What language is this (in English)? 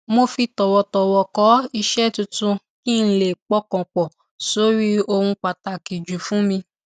Yoruba